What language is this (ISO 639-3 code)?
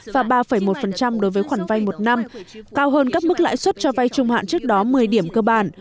vie